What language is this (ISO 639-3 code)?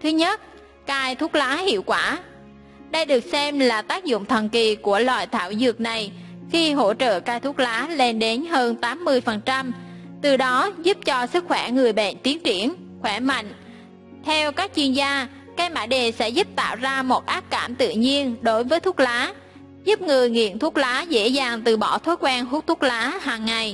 vie